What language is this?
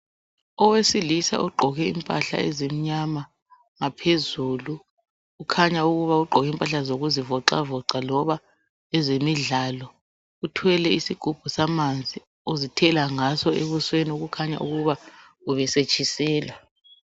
North Ndebele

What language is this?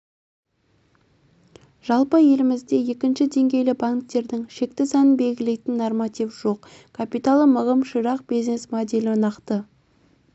Kazakh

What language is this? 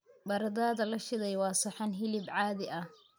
Somali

